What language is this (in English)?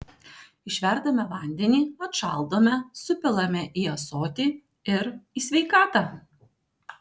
Lithuanian